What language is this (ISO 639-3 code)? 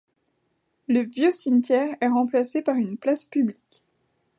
fra